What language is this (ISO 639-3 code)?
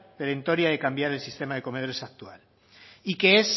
spa